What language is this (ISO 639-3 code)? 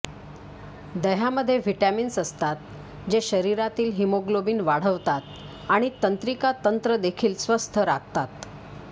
mar